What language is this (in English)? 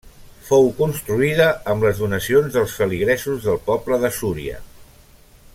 Catalan